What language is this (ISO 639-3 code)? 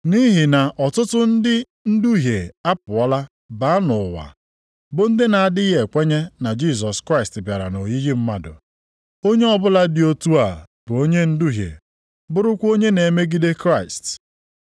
ibo